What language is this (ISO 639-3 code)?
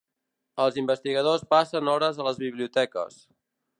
cat